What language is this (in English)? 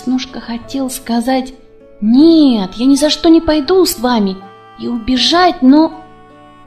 Russian